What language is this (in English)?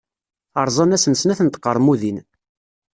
Kabyle